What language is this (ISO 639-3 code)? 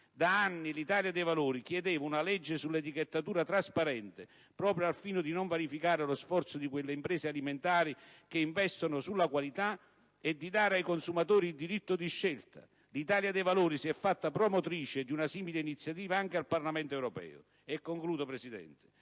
ita